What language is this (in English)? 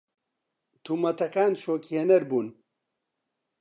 Central Kurdish